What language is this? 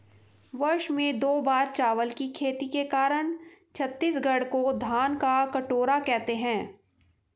Hindi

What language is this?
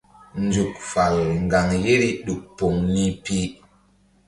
Mbum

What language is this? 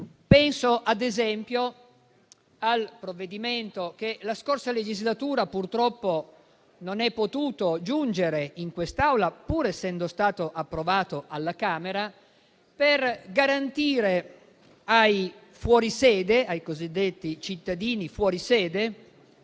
Italian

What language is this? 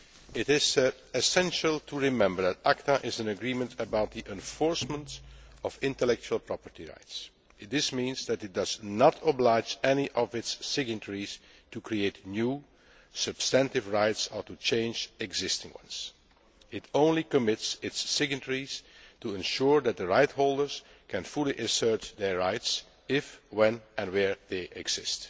English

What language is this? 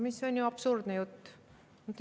Estonian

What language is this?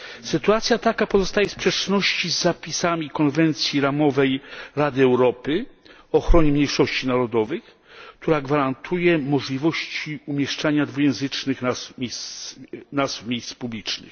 Polish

